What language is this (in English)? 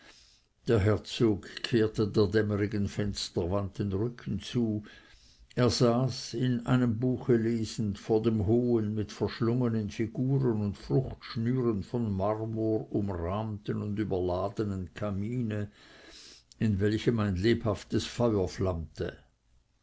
German